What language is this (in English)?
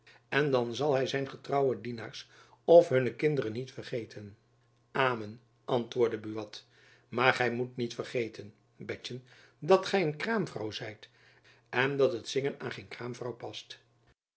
Dutch